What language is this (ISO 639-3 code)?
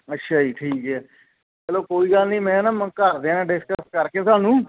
pan